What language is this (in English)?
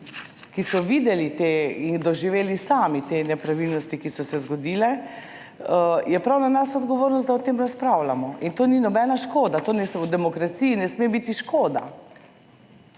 Slovenian